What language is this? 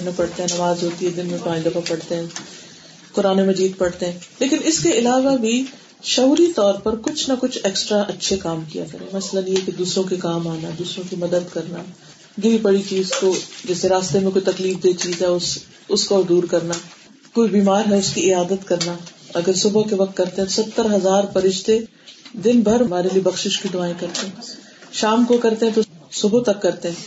Urdu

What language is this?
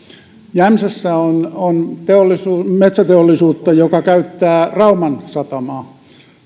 Finnish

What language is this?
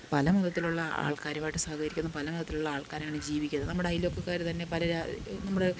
Malayalam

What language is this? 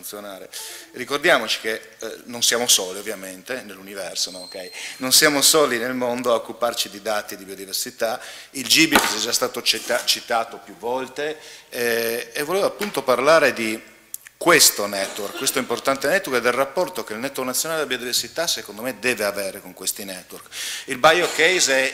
Italian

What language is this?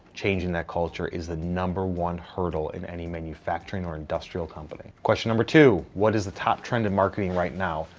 English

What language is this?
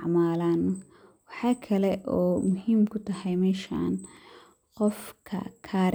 Somali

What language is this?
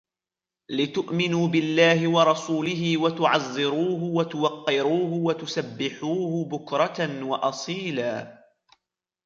Arabic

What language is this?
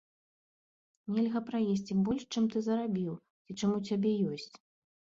Belarusian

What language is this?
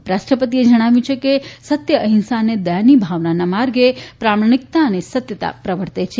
Gujarati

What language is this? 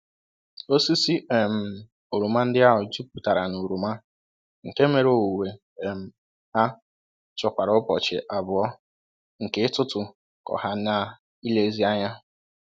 Igbo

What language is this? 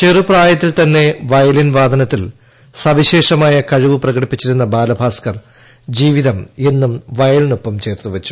Malayalam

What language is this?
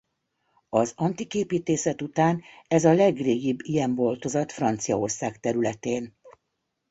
Hungarian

